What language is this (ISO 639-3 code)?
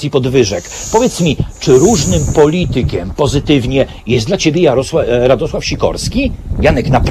pol